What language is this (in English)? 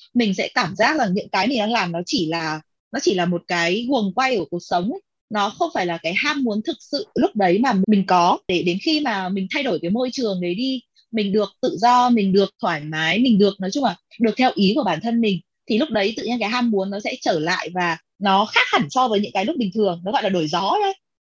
Vietnamese